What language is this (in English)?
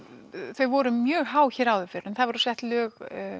Icelandic